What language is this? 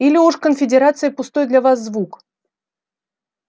Russian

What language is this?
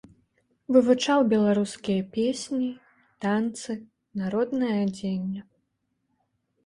Belarusian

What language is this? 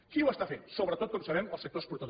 Catalan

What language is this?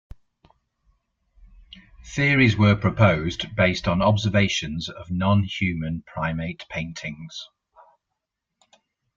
English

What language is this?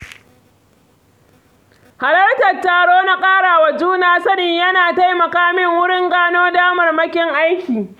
Hausa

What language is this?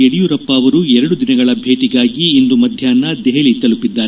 Kannada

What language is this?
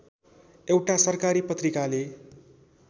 Nepali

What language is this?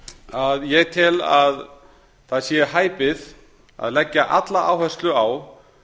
Icelandic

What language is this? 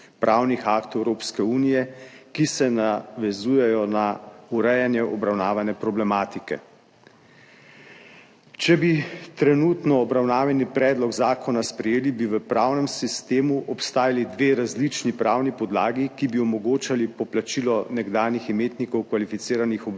Slovenian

